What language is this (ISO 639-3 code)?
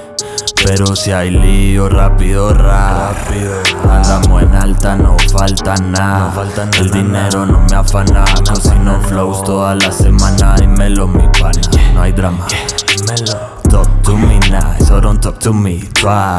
spa